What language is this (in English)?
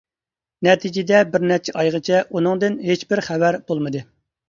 Uyghur